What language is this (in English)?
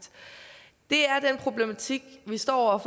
Danish